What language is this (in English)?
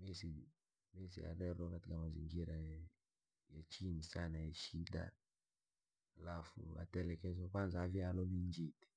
Langi